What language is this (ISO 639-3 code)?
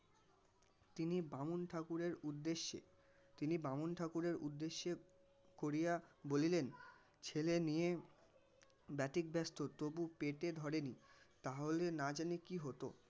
ben